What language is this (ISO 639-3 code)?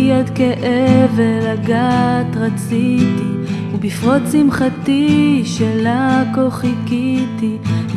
heb